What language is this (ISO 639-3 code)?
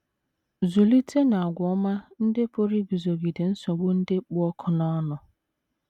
ibo